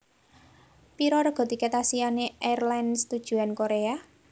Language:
Javanese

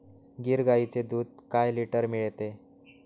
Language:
Marathi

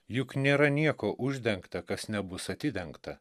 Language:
Lithuanian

